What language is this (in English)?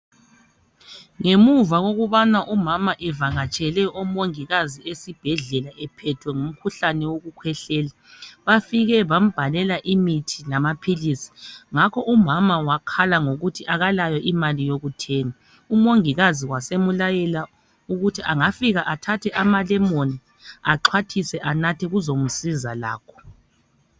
North Ndebele